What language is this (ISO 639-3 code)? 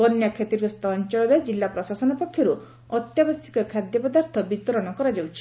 ori